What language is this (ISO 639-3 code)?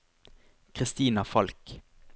nor